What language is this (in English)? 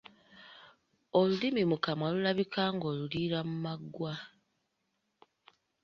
Ganda